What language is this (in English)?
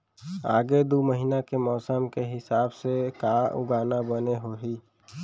Chhattisgarhi